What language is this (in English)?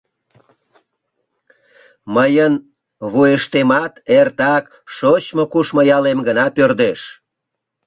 Mari